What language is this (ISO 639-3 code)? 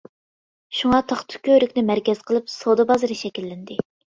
uig